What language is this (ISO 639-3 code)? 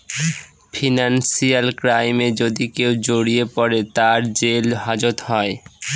ben